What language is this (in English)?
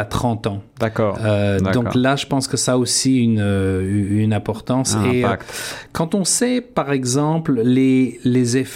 French